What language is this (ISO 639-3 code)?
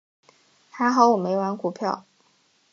zho